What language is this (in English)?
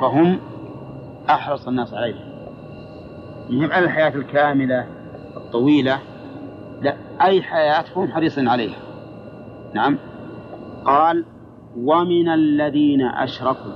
Arabic